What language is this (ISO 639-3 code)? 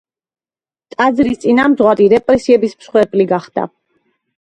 kat